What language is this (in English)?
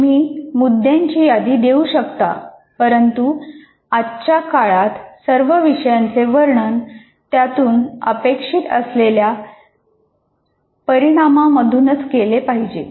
Marathi